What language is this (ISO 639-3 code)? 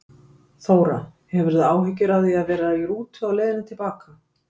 isl